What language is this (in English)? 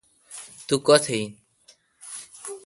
Kalkoti